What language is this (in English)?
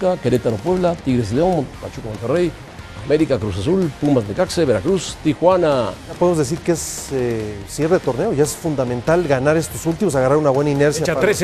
Spanish